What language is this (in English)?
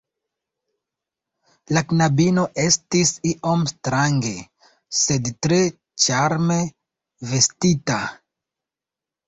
Esperanto